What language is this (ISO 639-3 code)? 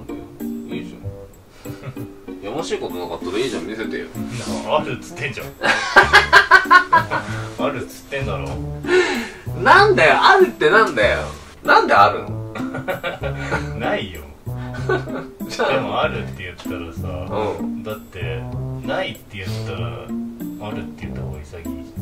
jpn